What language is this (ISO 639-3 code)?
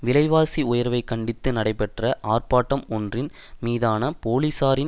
tam